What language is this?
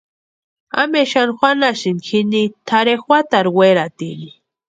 Western Highland Purepecha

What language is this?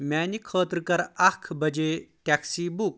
Kashmiri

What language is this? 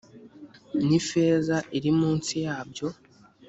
Kinyarwanda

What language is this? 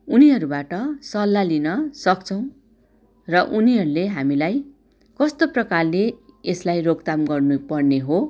Nepali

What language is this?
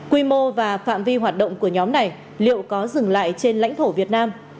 Vietnamese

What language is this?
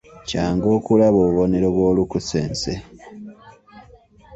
Ganda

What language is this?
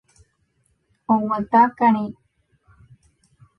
Guarani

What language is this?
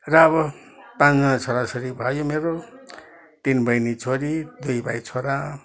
Nepali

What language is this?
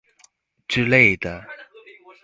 Chinese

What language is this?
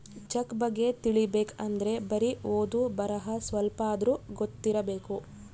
Kannada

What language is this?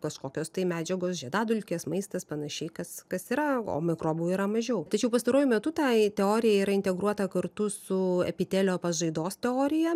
Lithuanian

